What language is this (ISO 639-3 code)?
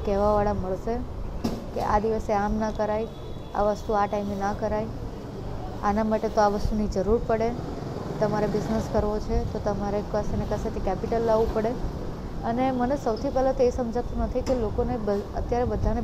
guj